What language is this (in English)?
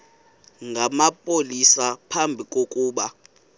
Xhosa